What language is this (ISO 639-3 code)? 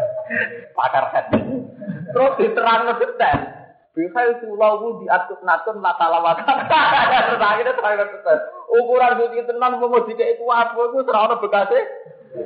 msa